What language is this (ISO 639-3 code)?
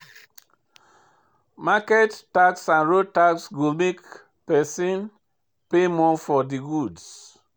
pcm